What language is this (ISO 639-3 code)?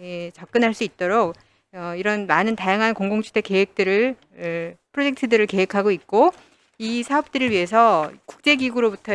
kor